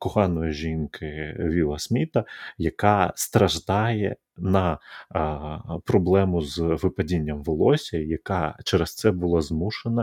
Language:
Ukrainian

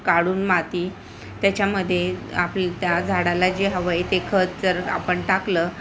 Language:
Marathi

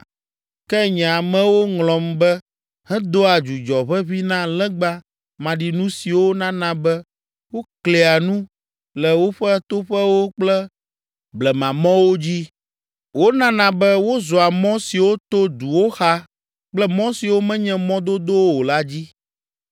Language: Ewe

